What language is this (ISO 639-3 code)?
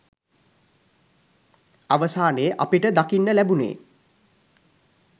sin